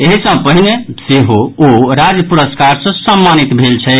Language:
Maithili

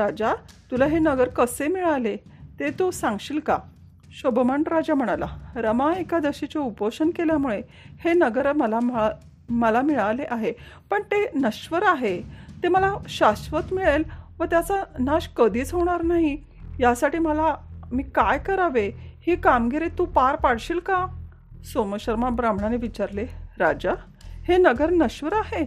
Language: Marathi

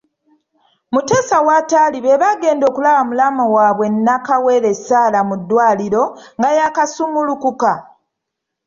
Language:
Ganda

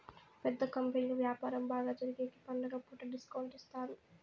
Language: Telugu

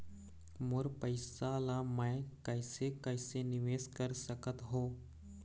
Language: Chhattisgarhi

